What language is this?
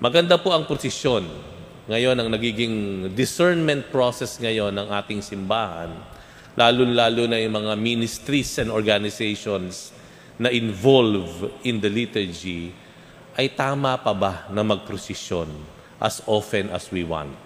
Filipino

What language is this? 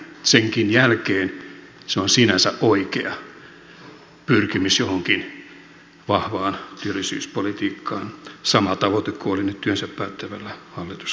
Finnish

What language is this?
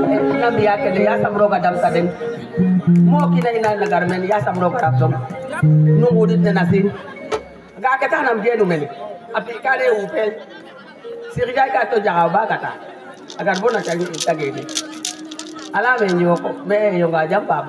Indonesian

